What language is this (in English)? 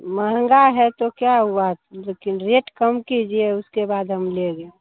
Hindi